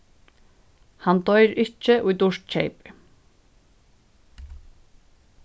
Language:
Faroese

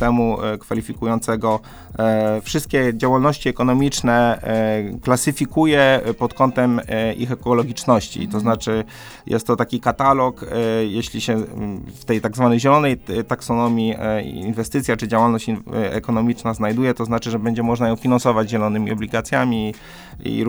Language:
Polish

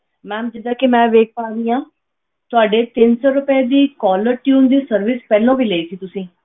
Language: Punjabi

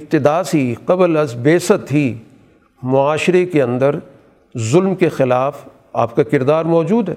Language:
Urdu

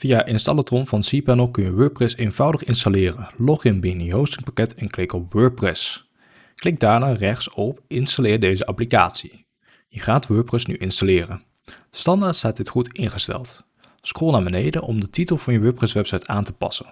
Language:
Dutch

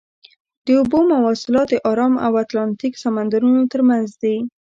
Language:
Pashto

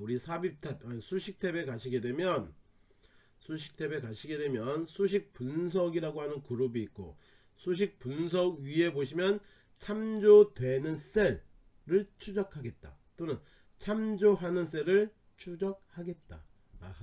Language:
Korean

